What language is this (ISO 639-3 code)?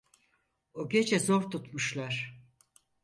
tur